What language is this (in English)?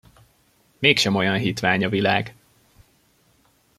Hungarian